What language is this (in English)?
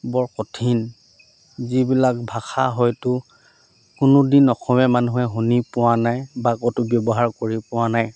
Assamese